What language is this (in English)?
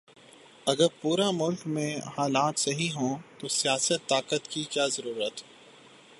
Urdu